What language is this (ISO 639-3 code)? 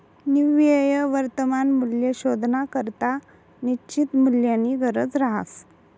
mar